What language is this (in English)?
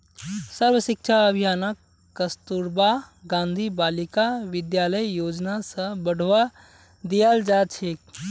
Magahi